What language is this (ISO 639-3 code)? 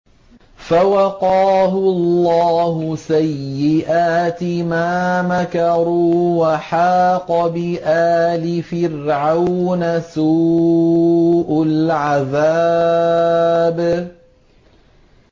ara